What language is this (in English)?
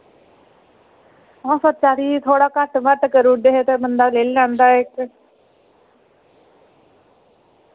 Dogri